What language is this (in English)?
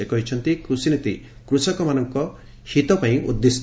Odia